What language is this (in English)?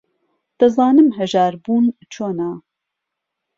Central Kurdish